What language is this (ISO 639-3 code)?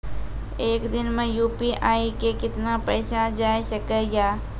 mai